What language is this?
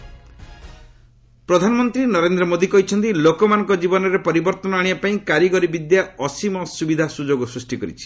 Odia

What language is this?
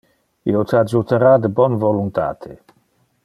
Interlingua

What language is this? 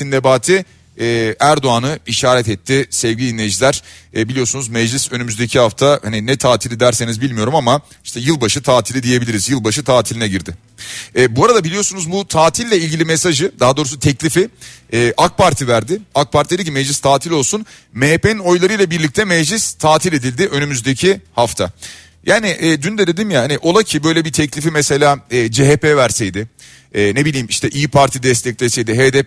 Turkish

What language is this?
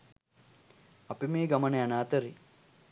Sinhala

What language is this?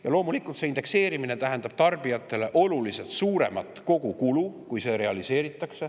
Estonian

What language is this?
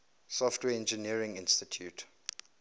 English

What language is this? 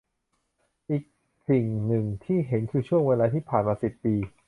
Thai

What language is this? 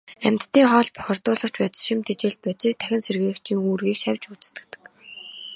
Mongolian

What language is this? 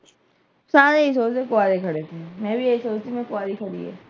Punjabi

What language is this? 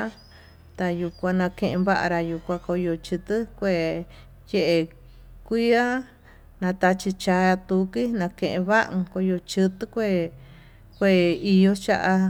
Tututepec Mixtec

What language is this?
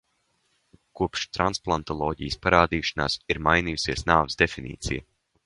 Latvian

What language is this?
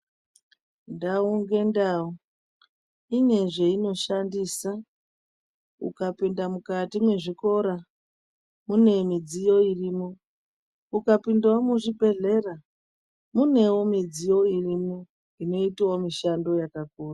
Ndau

